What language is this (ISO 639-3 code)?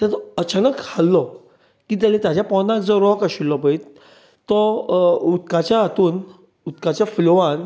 kok